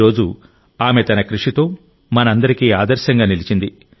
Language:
Telugu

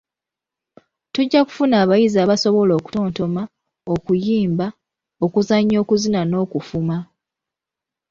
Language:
Ganda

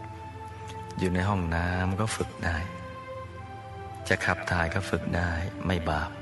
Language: Thai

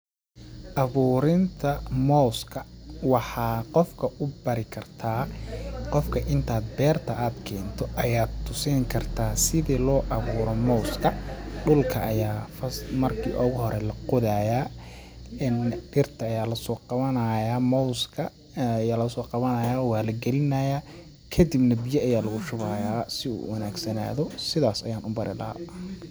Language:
Somali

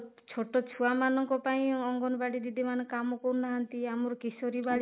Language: Odia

